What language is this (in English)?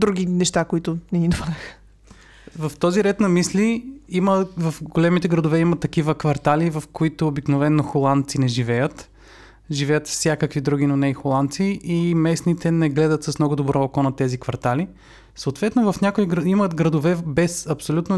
Bulgarian